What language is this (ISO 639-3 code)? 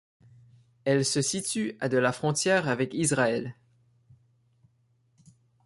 fra